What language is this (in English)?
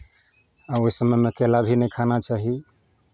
Maithili